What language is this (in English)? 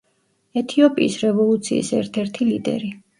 Georgian